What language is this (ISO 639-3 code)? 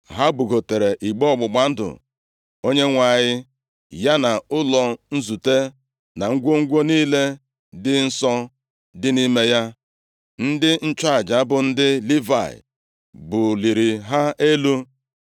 ibo